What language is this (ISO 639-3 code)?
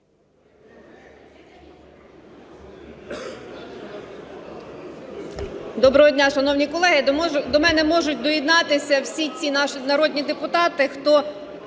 ukr